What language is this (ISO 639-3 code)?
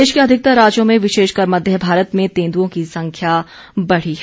hin